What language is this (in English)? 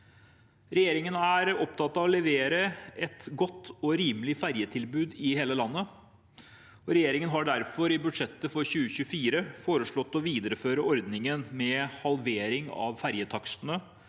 Norwegian